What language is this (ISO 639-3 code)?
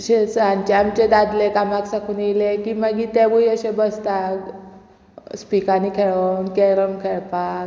kok